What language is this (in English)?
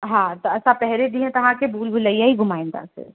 Sindhi